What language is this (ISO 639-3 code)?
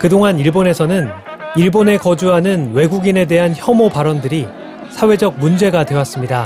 kor